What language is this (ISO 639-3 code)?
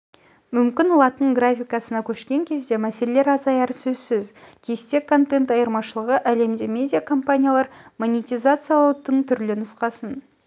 kaz